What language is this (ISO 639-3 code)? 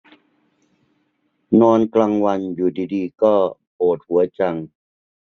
tha